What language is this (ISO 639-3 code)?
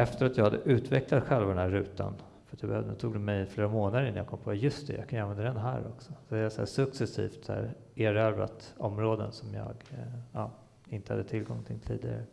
swe